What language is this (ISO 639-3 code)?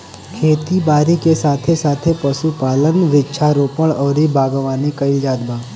bho